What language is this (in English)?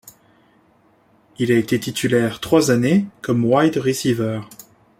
French